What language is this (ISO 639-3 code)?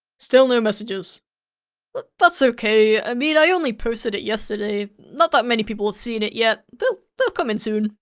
eng